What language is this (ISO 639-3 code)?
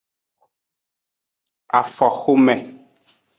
ajg